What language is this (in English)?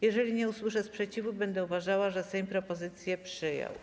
Polish